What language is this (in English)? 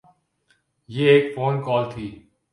Urdu